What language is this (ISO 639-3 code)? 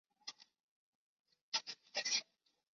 zho